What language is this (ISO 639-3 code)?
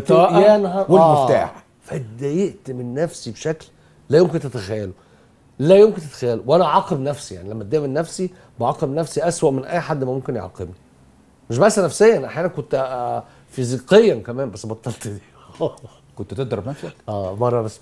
ara